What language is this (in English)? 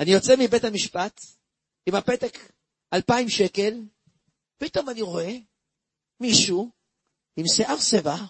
Hebrew